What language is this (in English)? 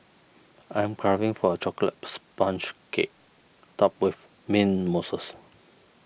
English